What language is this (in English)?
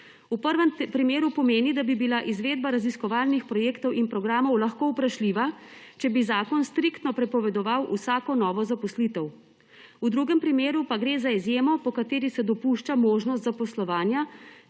Slovenian